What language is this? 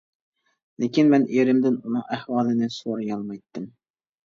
Uyghur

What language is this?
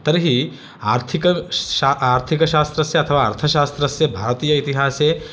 Sanskrit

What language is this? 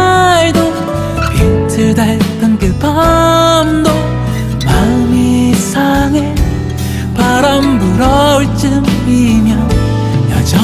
Korean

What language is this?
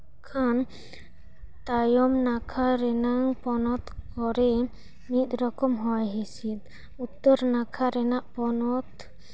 Santali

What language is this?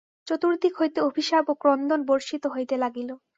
Bangla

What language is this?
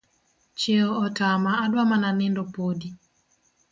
Luo (Kenya and Tanzania)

